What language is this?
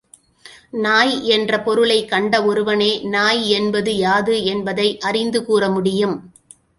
Tamil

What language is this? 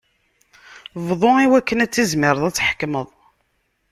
Kabyle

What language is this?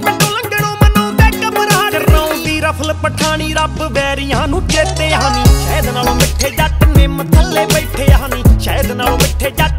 Punjabi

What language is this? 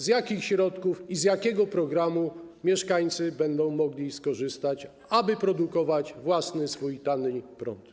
Polish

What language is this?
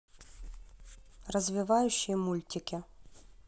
Russian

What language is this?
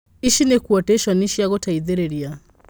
Kikuyu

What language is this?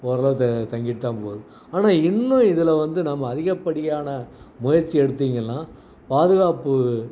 Tamil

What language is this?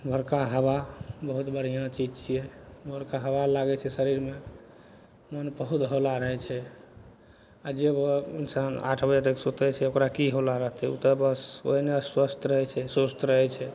Maithili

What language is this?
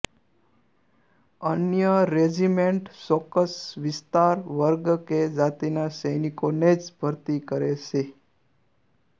Gujarati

